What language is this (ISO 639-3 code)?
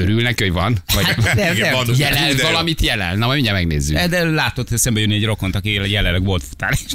hun